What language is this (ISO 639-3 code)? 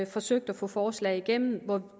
dan